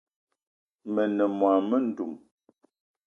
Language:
Eton (Cameroon)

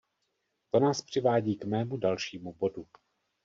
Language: Czech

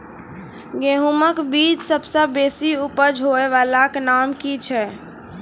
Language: Maithili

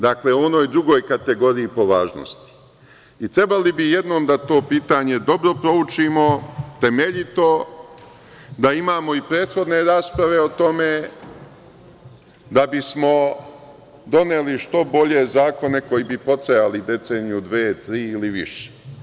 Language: Serbian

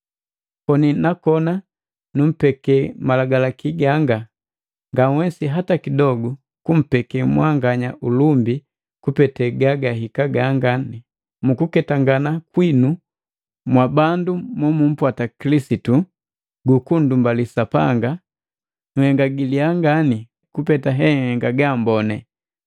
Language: Matengo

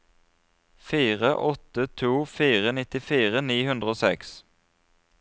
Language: Norwegian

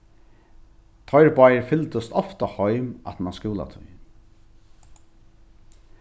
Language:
Faroese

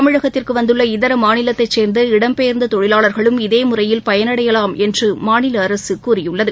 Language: Tamil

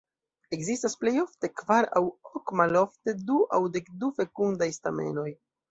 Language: Esperanto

